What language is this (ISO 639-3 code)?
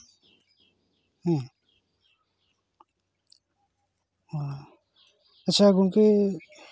sat